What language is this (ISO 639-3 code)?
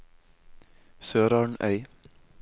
nor